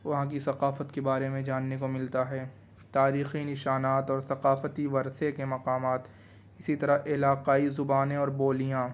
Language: Urdu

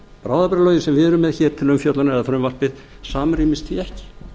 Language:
Icelandic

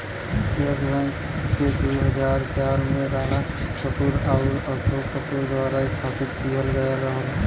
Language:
Bhojpuri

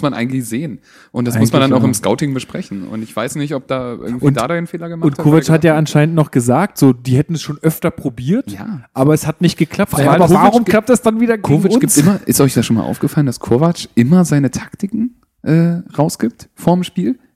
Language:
German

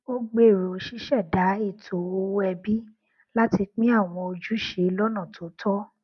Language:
Yoruba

